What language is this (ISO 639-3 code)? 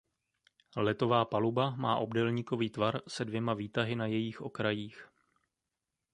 ces